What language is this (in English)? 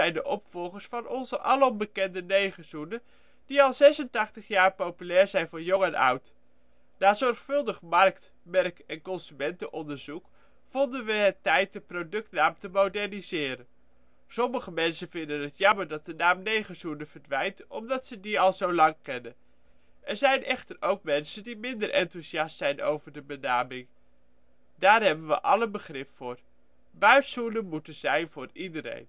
Dutch